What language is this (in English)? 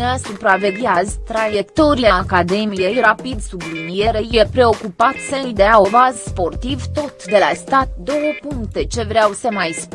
Romanian